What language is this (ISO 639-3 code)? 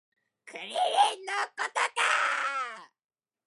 jpn